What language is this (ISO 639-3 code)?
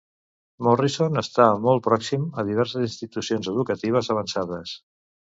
cat